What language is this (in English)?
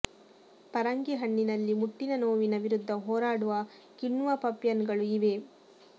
Kannada